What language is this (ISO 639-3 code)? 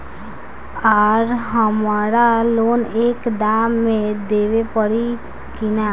bho